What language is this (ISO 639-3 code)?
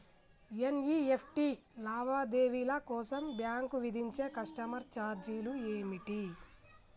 tel